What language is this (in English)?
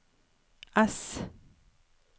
Norwegian